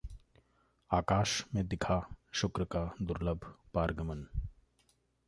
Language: Hindi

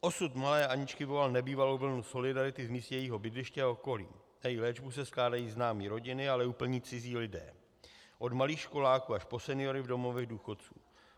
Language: Czech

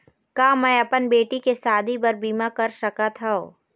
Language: Chhattisgarhi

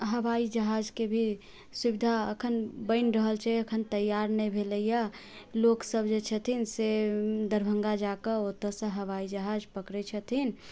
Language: Maithili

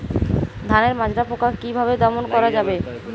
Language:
Bangla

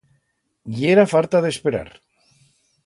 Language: Aragonese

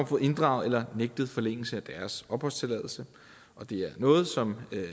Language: Danish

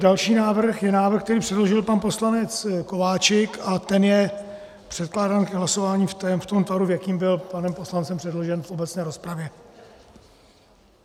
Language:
Czech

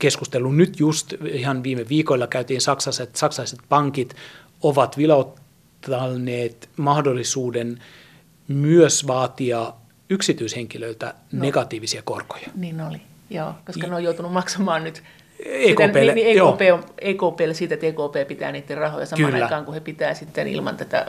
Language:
Finnish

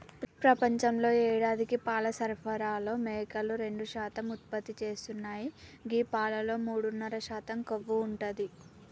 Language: Telugu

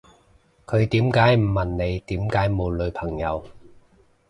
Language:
Cantonese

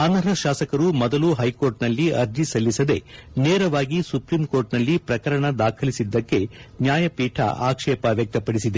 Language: Kannada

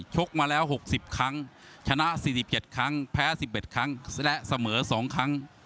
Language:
Thai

